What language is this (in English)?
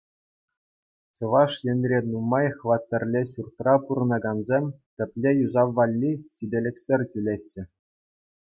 Chuvash